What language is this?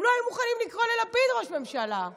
Hebrew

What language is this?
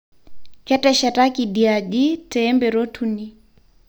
Masai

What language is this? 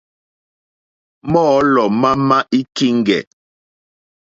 Mokpwe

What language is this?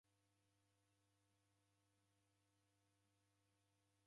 Taita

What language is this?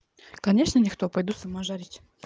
Russian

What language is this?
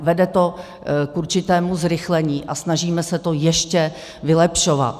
Czech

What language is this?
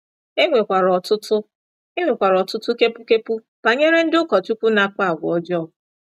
Igbo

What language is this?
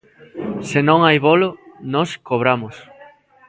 Galician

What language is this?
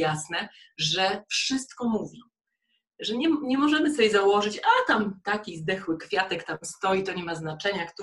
Polish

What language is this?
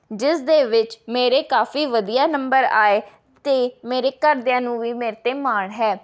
Punjabi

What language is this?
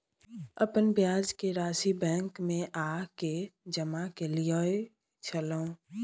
Maithili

